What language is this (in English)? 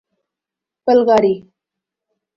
Urdu